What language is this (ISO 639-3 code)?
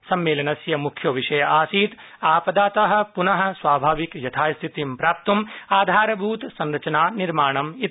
san